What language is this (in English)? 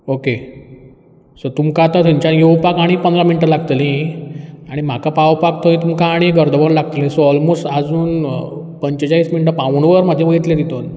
Konkani